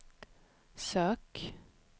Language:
Swedish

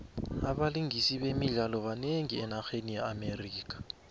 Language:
South Ndebele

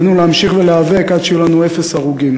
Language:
Hebrew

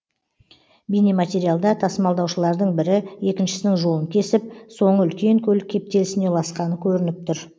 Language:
Kazakh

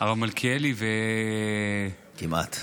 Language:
Hebrew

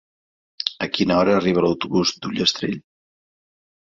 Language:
Catalan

